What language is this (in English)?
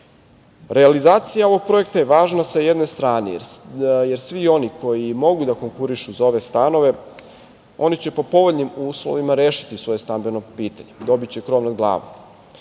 Serbian